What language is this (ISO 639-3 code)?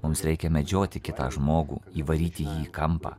lit